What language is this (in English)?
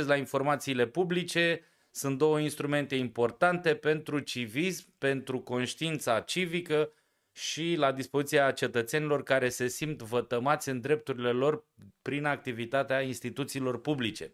Romanian